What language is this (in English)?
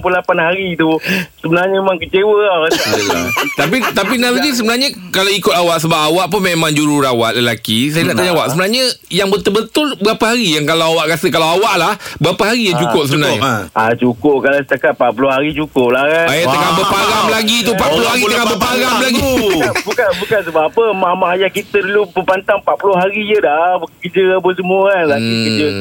Malay